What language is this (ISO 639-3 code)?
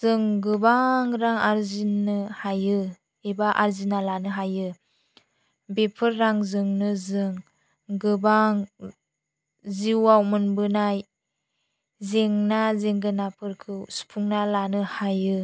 brx